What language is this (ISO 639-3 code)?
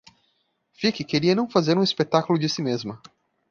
por